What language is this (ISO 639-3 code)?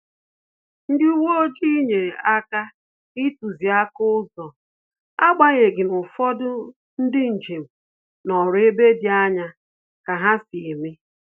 ibo